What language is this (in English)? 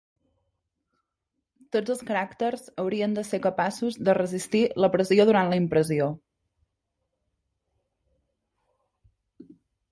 Catalan